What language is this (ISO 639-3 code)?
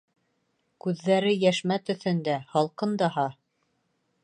bak